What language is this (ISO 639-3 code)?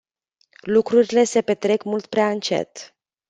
ron